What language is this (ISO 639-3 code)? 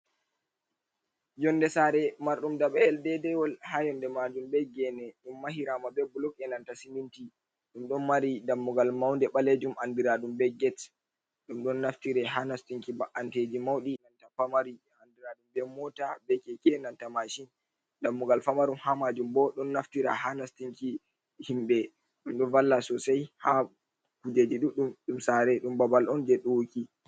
ful